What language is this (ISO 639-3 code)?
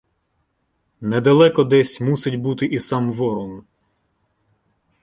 ukr